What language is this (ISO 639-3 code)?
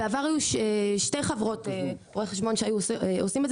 heb